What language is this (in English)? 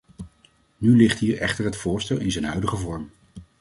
Dutch